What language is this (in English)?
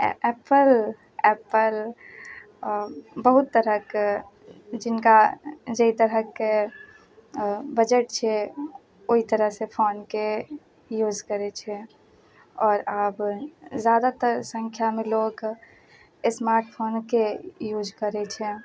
Maithili